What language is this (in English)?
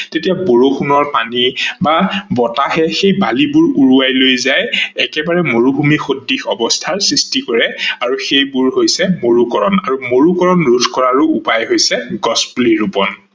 Assamese